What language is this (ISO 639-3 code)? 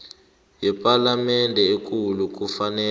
nbl